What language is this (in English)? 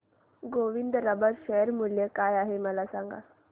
Marathi